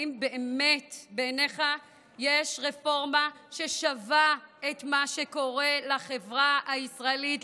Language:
Hebrew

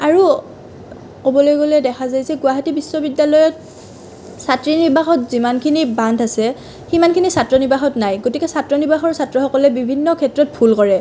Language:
Assamese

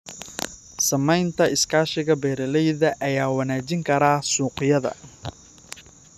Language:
Somali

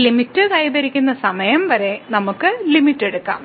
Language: Malayalam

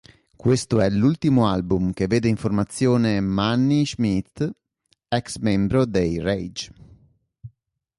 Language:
Italian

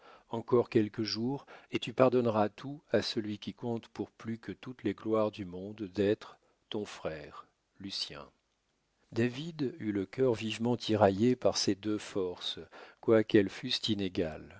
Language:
French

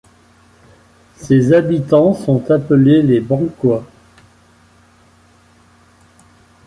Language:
French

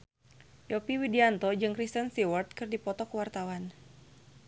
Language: Sundanese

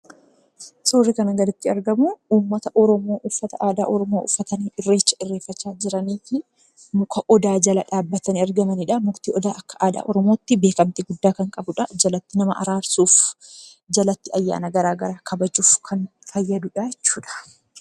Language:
Oromo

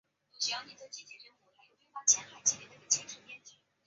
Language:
Chinese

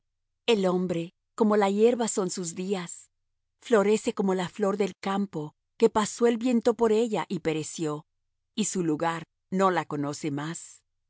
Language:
Spanish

